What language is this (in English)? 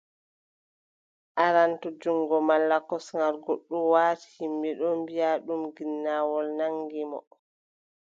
Adamawa Fulfulde